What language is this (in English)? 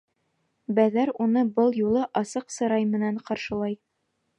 Bashkir